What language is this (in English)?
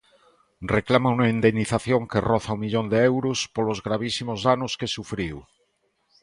Galician